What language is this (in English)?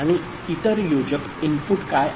Marathi